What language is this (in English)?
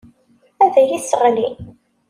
Kabyle